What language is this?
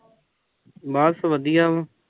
Punjabi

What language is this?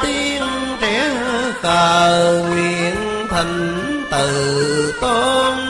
Vietnamese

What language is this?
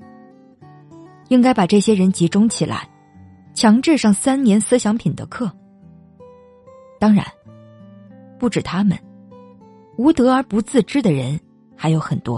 Chinese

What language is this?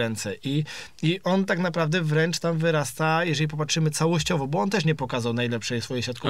Polish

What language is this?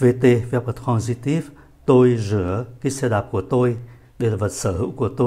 Vietnamese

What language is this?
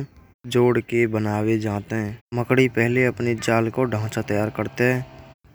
Braj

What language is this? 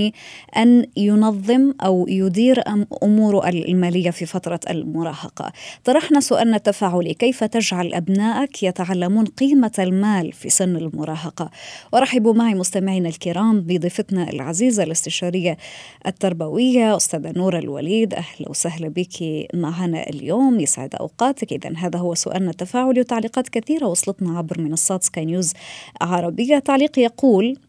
Arabic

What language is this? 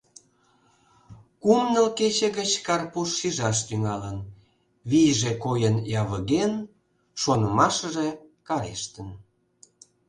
Mari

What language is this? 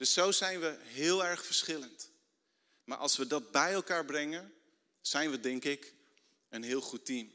Dutch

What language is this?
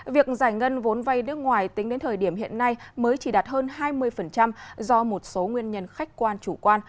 Vietnamese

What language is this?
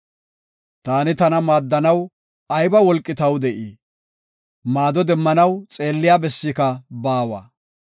Gofa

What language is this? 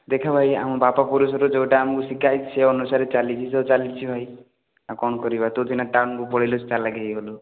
Odia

